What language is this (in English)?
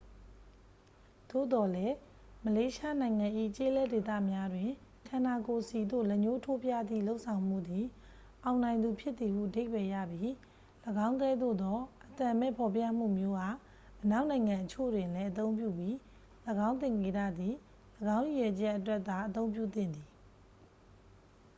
Burmese